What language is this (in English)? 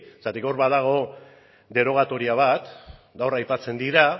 Basque